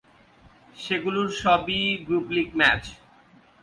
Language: Bangla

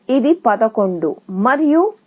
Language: Telugu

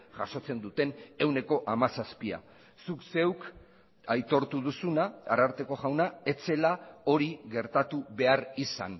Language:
Basque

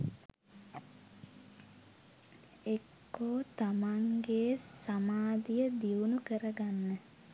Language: Sinhala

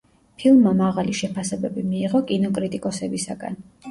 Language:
Georgian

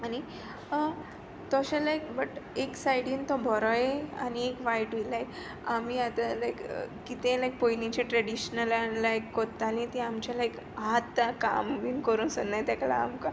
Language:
Konkani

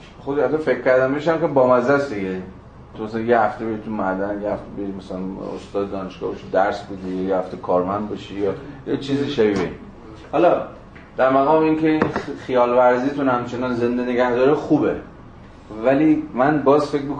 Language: Persian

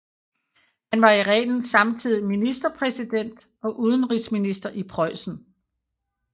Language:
Danish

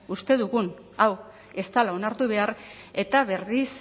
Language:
Basque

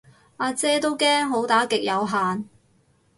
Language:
Cantonese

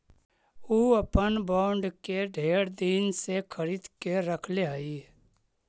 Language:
Magahi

